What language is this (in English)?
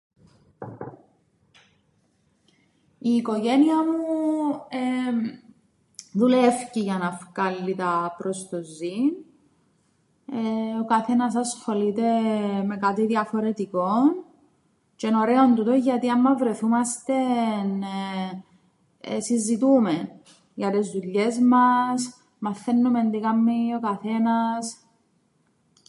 Greek